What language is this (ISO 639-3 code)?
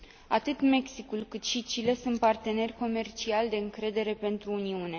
ron